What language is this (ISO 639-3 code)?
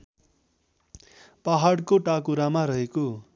nep